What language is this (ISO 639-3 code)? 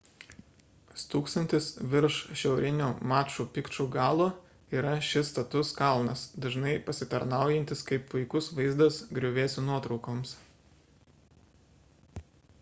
lit